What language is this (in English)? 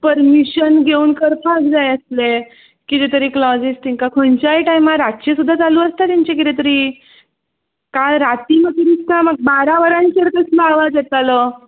Konkani